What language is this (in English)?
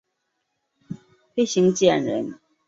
Chinese